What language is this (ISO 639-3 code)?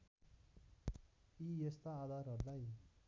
nep